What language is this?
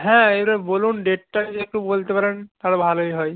Bangla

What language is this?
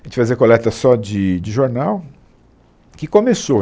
Portuguese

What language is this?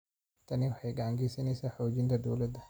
Somali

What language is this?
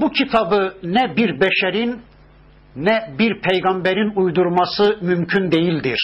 Turkish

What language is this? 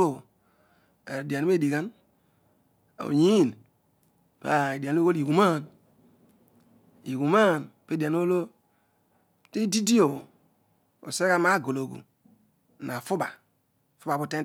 Odual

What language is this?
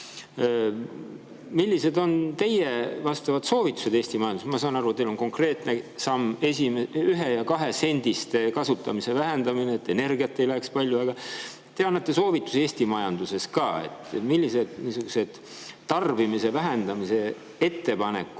Estonian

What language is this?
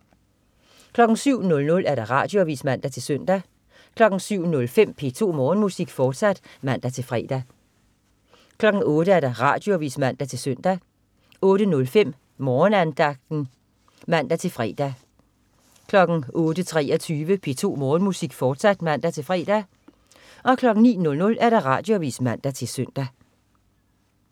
Danish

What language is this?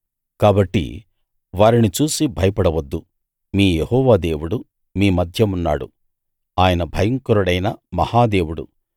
Telugu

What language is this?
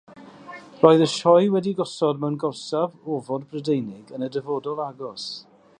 Welsh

